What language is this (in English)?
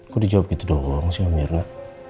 Indonesian